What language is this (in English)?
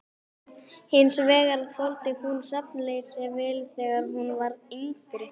Icelandic